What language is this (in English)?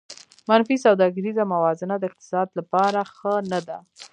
Pashto